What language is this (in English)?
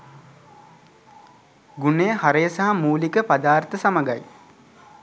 Sinhala